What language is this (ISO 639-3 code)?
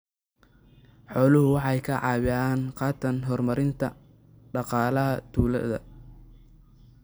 som